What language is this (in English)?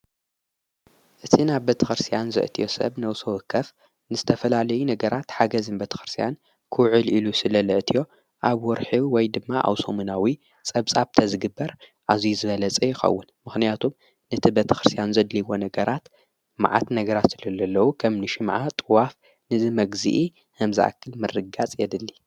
Tigrinya